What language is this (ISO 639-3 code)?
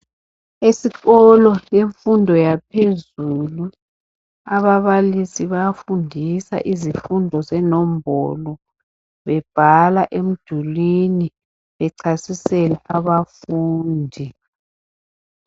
nde